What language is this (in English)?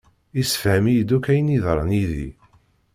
Kabyle